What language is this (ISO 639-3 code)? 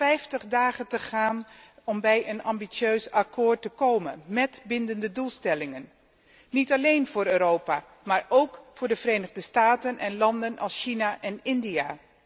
nld